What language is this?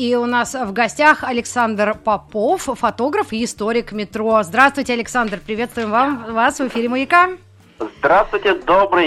Russian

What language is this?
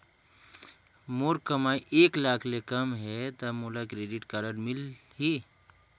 Chhattisgarhi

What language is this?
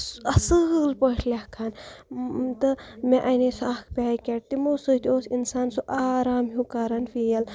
Kashmiri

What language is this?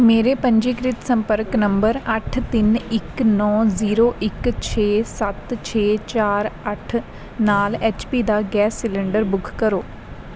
Punjabi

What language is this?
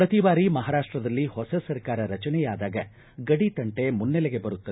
Kannada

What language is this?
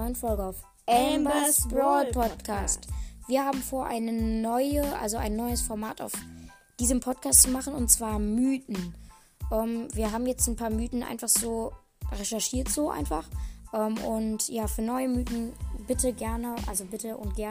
German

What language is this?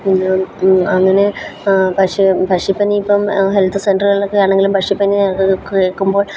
Malayalam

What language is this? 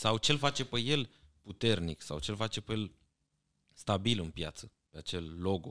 Romanian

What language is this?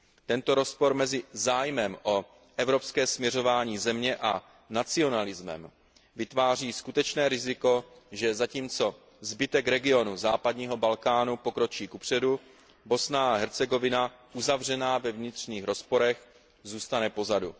Czech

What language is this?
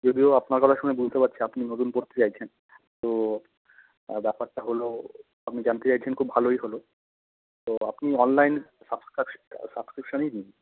Bangla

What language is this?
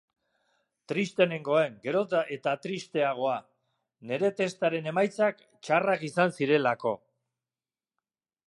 Basque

